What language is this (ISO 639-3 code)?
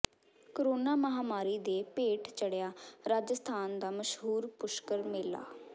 pan